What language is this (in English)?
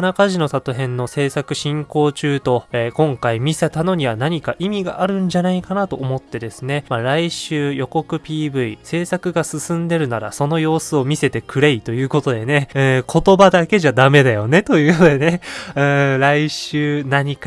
Japanese